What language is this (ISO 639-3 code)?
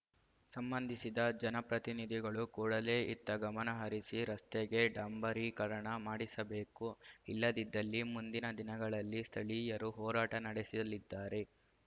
kan